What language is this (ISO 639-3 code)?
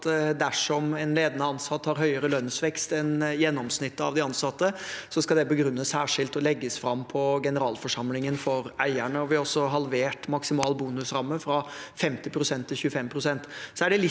nor